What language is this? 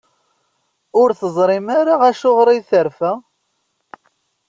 Kabyle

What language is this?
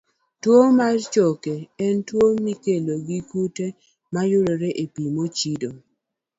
Luo (Kenya and Tanzania)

